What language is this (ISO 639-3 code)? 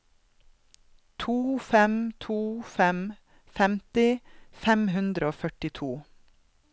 nor